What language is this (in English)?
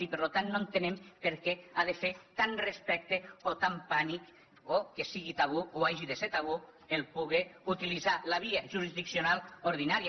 Catalan